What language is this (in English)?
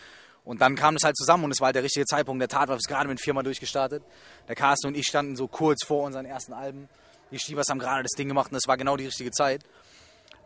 German